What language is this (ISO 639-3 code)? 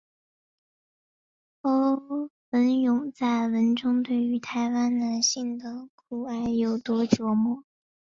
zho